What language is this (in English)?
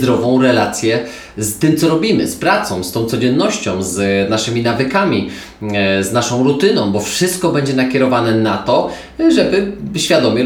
Polish